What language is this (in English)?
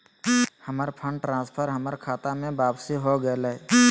Magahi